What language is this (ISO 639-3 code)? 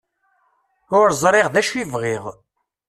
kab